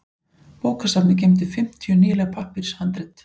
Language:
Icelandic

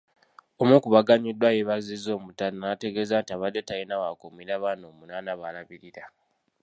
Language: Ganda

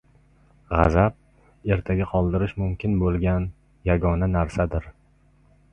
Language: Uzbek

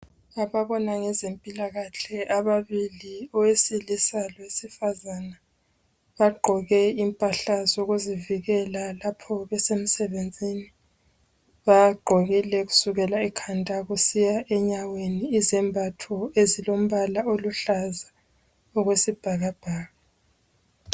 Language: North Ndebele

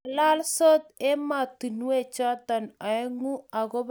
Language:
Kalenjin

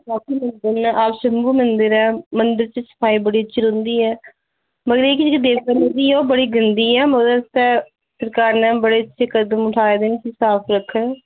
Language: Dogri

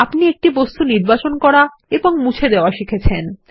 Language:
Bangla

